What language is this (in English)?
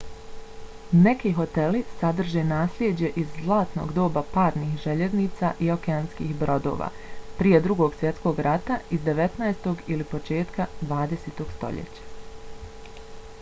Bosnian